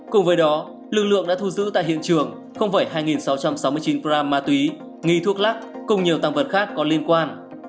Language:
Vietnamese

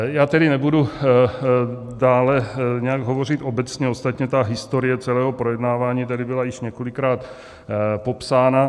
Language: Czech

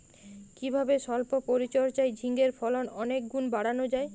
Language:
Bangla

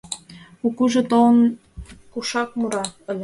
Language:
Mari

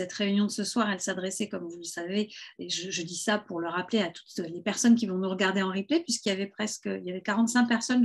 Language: French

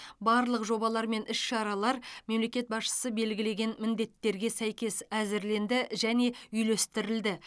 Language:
Kazakh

